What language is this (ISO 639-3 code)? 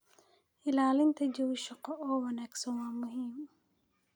som